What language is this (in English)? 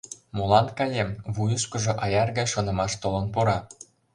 Mari